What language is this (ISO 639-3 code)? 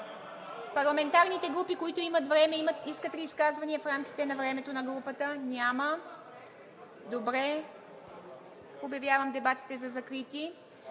bul